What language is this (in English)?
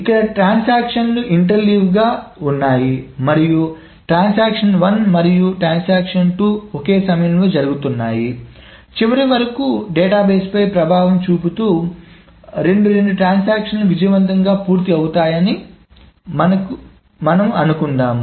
Telugu